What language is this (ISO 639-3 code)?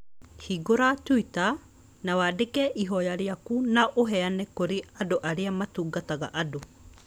kik